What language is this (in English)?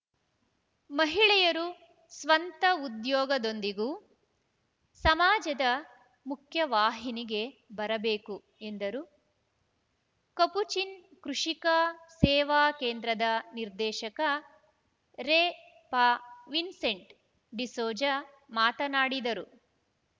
Kannada